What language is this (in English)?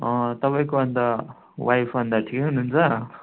Nepali